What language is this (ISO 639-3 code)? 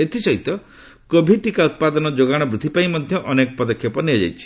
ori